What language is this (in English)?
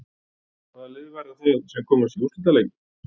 Icelandic